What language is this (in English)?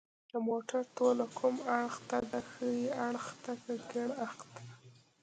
Pashto